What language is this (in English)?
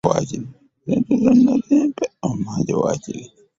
Ganda